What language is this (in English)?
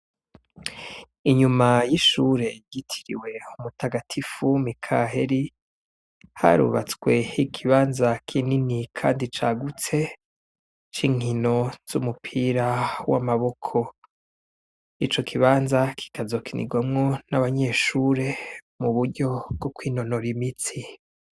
Rundi